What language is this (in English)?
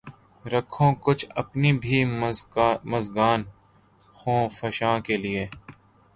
Urdu